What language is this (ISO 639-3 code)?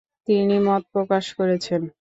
ben